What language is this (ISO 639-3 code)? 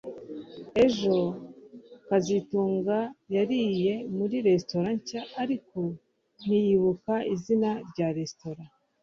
kin